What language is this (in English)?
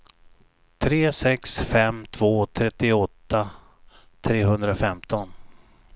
Swedish